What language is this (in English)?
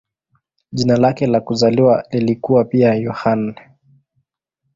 Swahili